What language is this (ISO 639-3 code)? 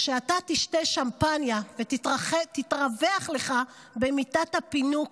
heb